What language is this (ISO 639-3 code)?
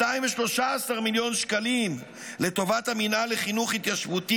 heb